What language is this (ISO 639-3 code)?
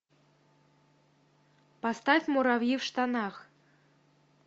rus